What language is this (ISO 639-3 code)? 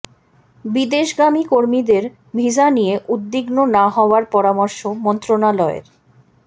ben